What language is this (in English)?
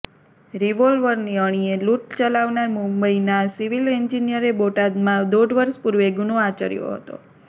Gujarati